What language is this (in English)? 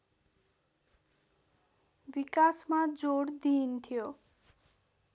Nepali